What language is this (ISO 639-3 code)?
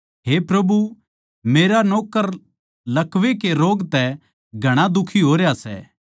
bgc